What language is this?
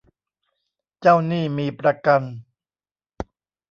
Thai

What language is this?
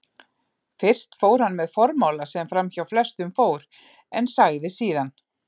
Icelandic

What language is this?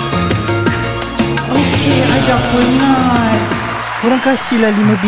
Malay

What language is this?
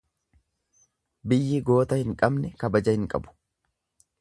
Oromo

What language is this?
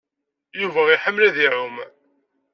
Kabyle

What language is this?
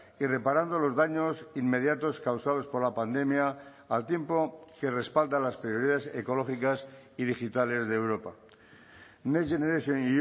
Spanish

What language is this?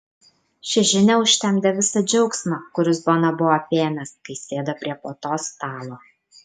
Lithuanian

